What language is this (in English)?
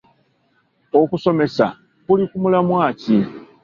Ganda